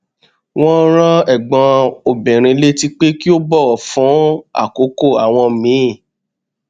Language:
Yoruba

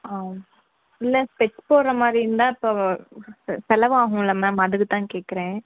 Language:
Tamil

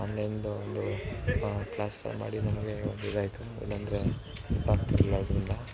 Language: Kannada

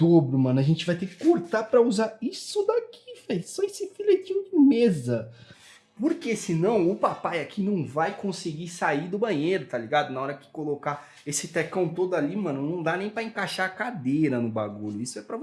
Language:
Portuguese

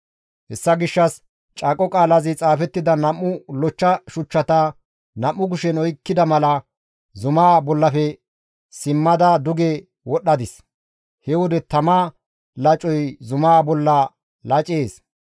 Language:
Gamo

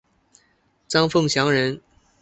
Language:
Chinese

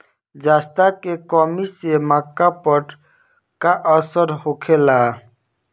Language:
Bhojpuri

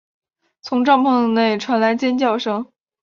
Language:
Chinese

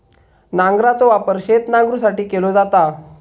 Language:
Marathi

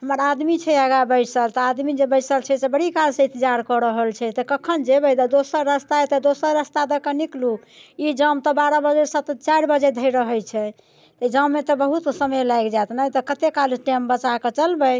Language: Maithili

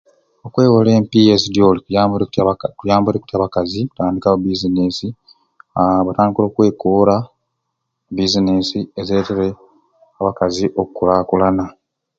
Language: Ruuli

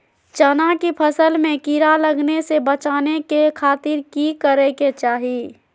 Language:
Magahi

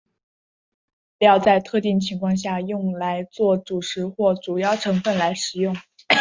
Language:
Chinese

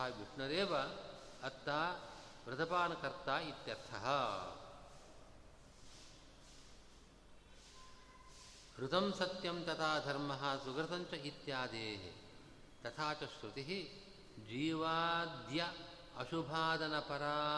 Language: Kannada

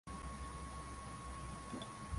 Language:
Swahili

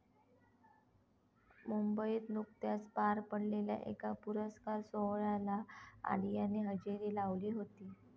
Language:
Marathi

